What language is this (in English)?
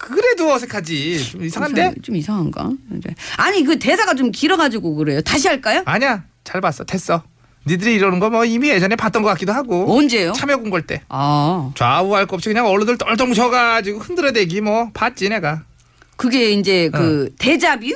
Korean